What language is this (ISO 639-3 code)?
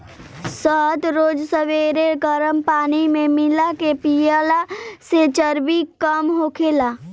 bho